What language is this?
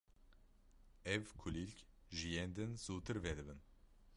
Kurdish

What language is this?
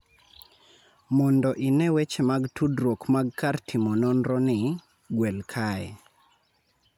Luo (Kenya and Tanzania)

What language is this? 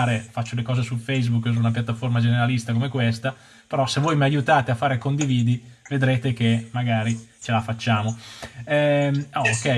Italian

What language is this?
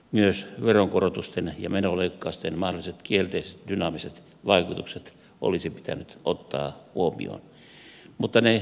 Finnish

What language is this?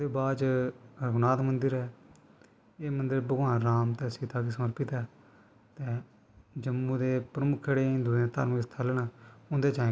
Dogri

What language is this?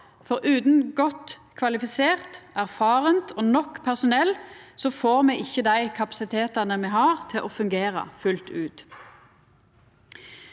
Norwegian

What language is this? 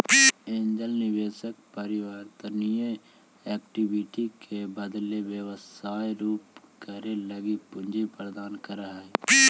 Magahi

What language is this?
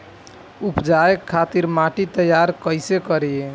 Bhojpuri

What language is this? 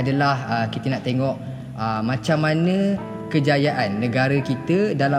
Malay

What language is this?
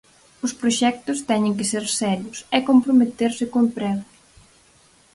Galician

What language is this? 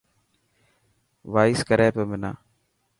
Dhatki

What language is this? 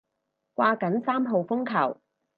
Cantonese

